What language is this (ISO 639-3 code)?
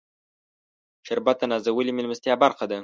pus